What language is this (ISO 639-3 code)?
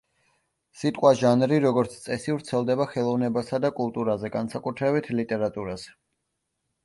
kat